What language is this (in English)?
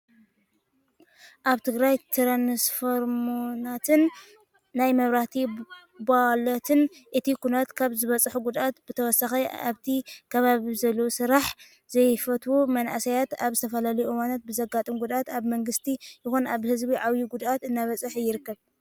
Tigrinya